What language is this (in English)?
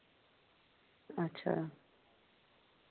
Dogri